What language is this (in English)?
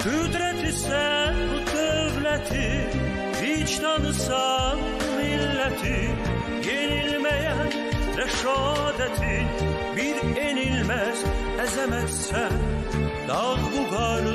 Turkish